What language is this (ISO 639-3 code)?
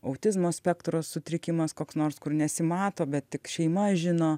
lit